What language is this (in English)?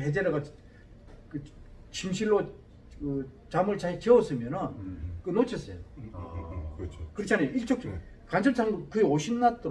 Korean